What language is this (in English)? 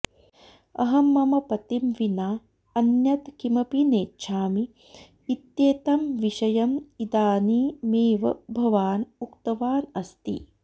Sanskrit